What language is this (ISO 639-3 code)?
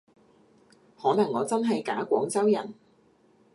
yue